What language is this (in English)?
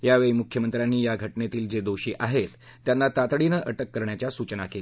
Marathi